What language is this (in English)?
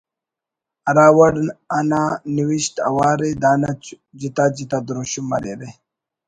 Brahui